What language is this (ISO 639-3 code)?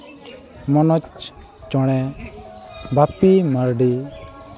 sat